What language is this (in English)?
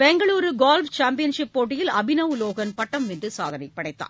Tamil